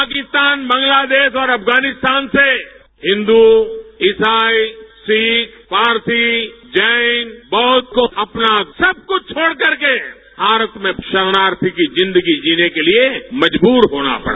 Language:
Hindi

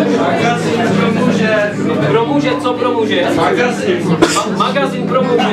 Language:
Czech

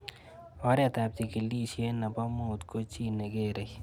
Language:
Kalenjin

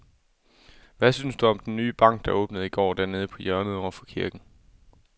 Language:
Danish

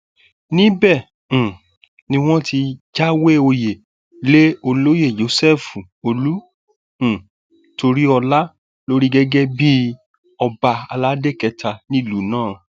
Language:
Yoruba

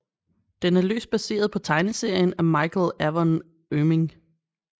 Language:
Danish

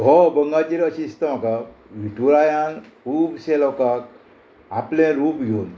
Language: Konkani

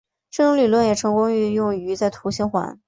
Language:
Chinese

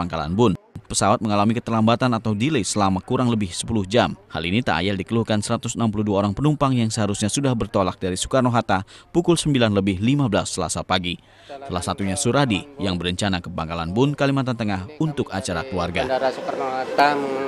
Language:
Indonesian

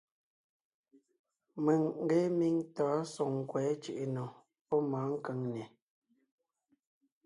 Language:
Ngiemboon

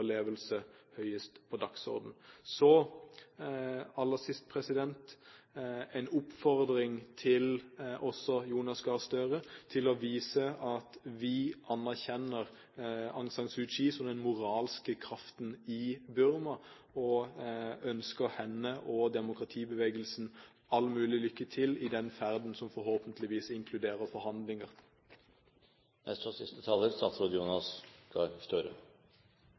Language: Norwegian Bokmål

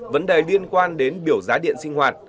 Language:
Vietnamese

